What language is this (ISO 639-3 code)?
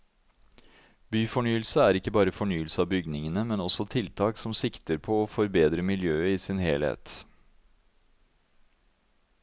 nor